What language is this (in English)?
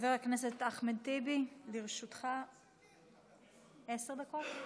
Hebrew